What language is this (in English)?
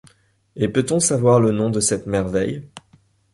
French